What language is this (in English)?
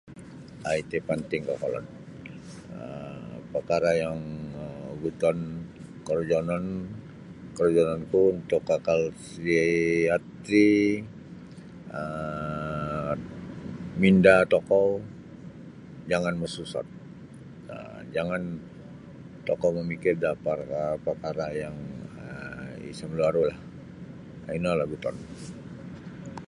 Sabah Bisaya